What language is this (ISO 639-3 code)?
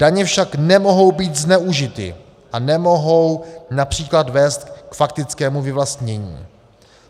ces